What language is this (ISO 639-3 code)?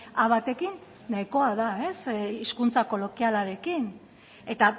eus